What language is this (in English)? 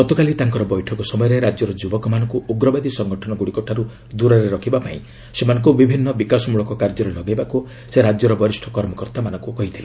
Odia